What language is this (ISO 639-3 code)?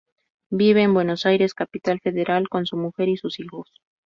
spa